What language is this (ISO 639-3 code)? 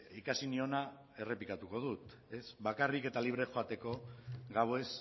eus